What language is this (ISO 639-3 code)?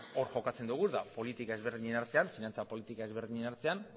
eus